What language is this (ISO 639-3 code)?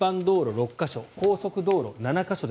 jpn